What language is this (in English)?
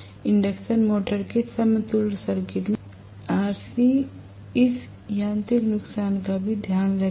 Hindi